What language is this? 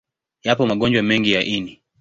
Swahili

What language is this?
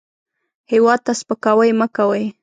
Pashto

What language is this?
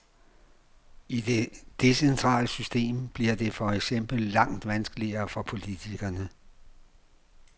Danish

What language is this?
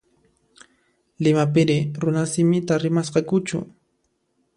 Puno Quechua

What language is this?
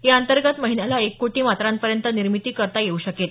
Marathi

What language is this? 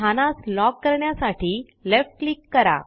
Marathi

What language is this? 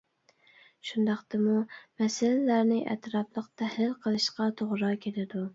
Uyghur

